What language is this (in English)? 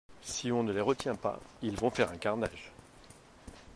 French